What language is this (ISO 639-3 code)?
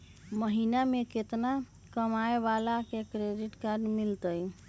mag